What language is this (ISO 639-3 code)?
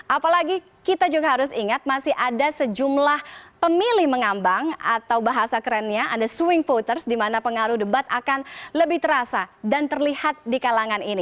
ind